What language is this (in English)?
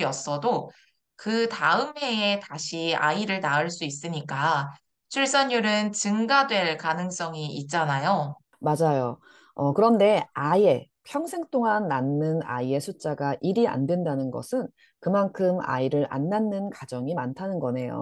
Korean